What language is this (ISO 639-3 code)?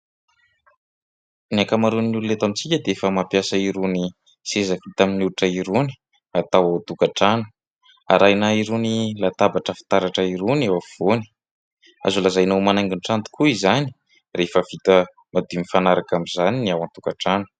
mlg